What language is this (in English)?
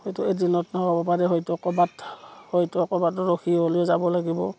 Assamese